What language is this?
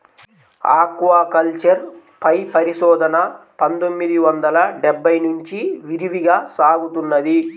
Telugu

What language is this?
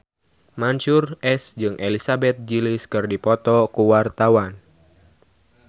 Sundanese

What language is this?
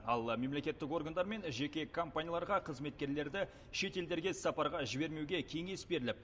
Kazakh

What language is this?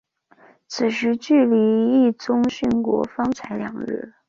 Chinese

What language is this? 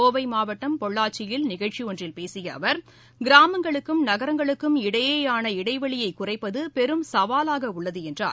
Tamil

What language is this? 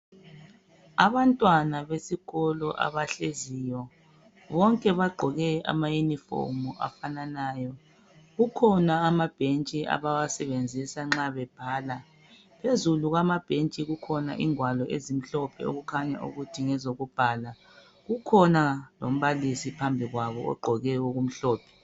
North Ndebele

